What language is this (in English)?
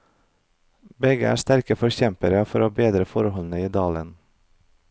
Norwegian